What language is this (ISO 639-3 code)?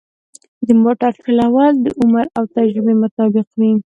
pus